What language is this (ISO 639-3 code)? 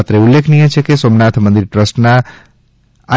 guj